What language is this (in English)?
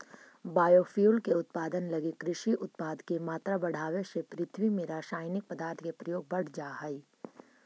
Magahi